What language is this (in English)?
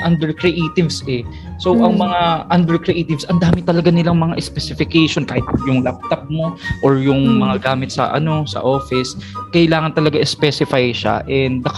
Filipino